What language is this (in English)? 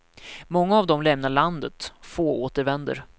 Swedish